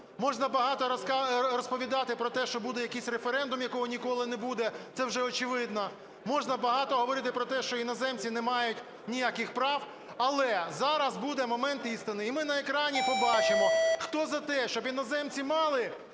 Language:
Ukrainian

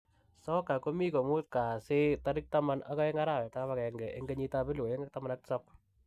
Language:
Kalenjin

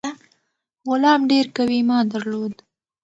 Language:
Pashto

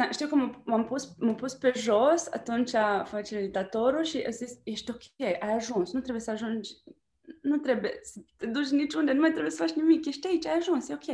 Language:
Romanian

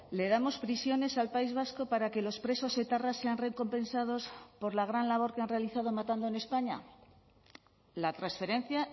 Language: Spanish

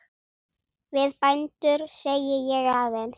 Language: Icelandic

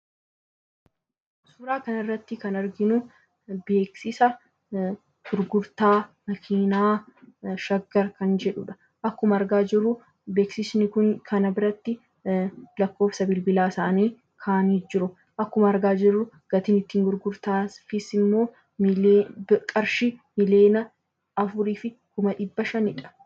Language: Oromo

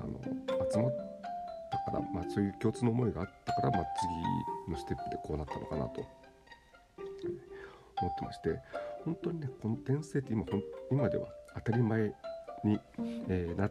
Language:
Japanese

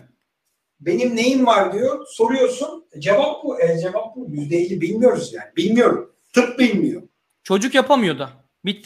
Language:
Turkish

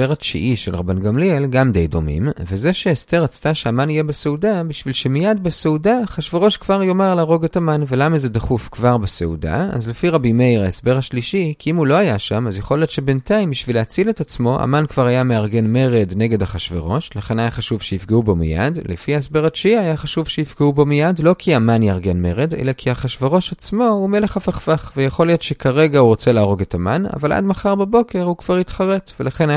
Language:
Hebrew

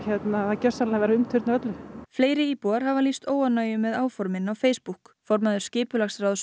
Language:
Icelandic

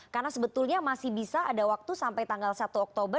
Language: Indonesian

